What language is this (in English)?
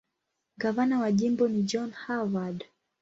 Swahili